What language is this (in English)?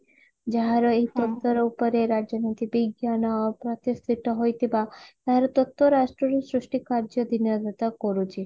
Odia